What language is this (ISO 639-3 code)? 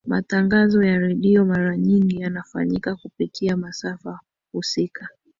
swa